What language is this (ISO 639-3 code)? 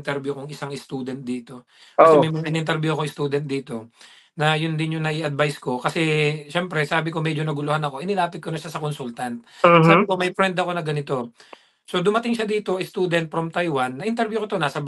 fil